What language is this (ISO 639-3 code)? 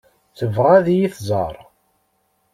kab